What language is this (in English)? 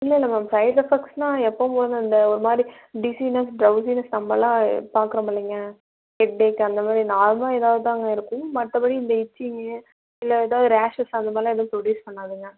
Tamil